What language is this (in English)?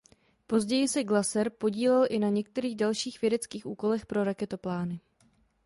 Czech